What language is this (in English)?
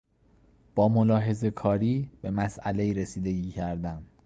Persian